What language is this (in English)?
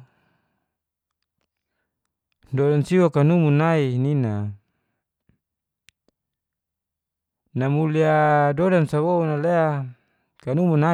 Geser-Gorom